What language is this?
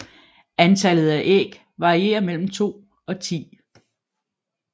Danish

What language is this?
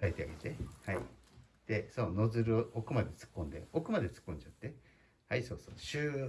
Japanese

